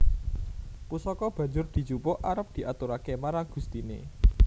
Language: Javanese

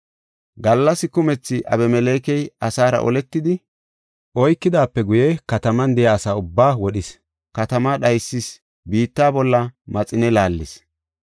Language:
Gofa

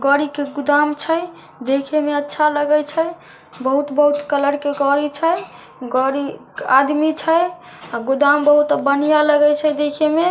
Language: Magahi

